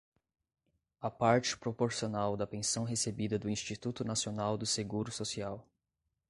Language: Portuguese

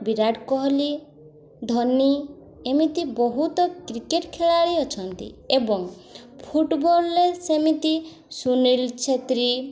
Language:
Odia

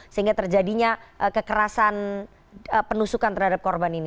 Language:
Indonesian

